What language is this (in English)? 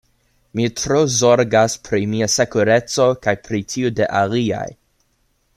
Esperanto